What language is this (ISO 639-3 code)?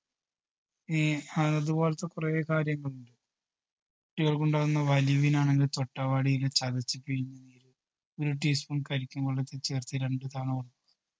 mal